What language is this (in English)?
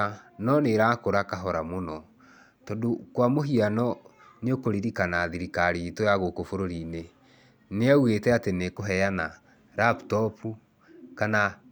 Kikuyu